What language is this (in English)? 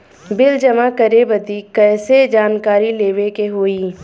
Bhojpuri